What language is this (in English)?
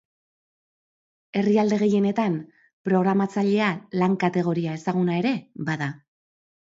Basque